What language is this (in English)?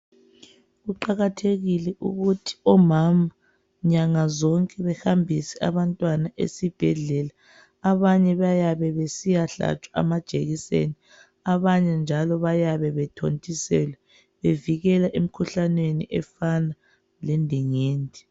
North Ndebele